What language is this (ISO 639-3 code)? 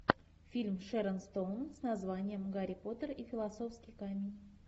rus